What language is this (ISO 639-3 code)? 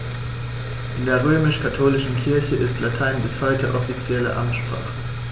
deu